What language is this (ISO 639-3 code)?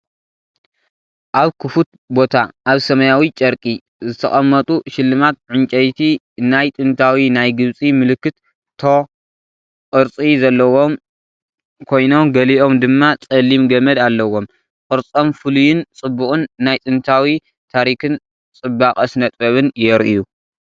tir